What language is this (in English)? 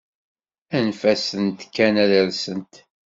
Kabyle